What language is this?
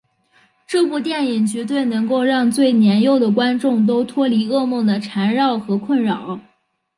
Chinese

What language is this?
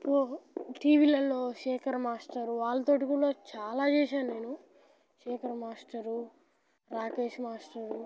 Telugu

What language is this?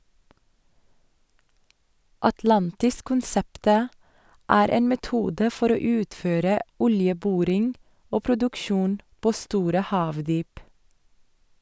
Norwegian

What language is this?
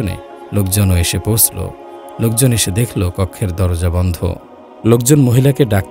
Arabic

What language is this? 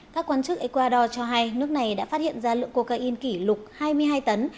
Vietnamese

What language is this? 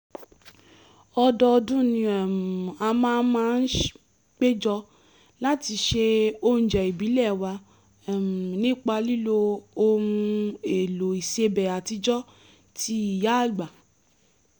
Yoruba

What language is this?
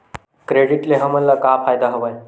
Chhattisgarhi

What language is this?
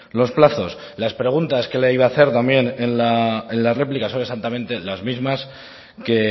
Spanish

